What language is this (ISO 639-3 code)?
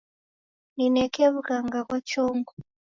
dav